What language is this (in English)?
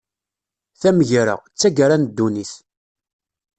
Kabyle